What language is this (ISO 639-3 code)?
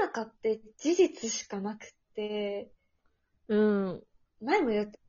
jpn